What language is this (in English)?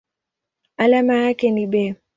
Swahili